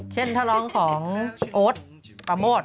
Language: Thai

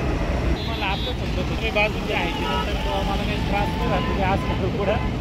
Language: Marathi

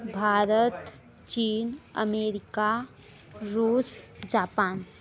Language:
Hindi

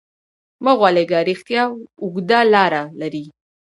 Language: Pashto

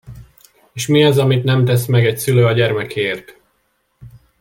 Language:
Hungarian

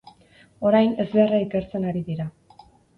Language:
Basque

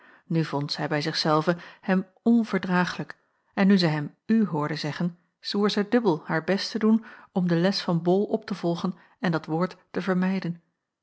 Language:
Dutch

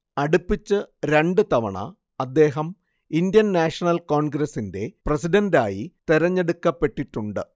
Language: Malayalam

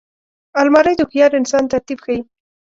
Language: Pashto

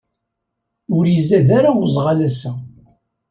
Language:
Kabyle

